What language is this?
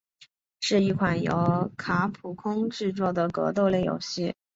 Chinese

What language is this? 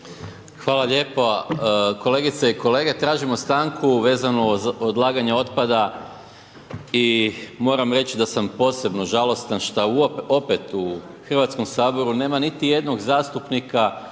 Croatian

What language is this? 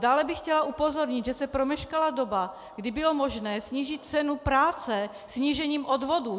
Czech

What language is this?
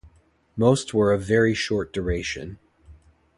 English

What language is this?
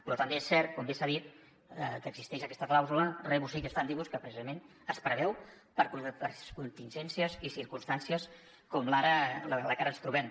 Catalan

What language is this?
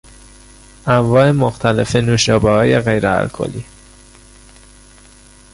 Persian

